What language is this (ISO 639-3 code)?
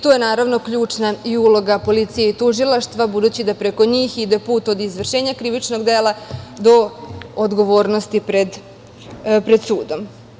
srp